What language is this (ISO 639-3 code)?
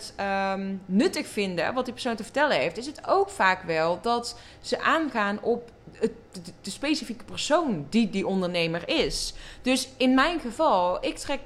nld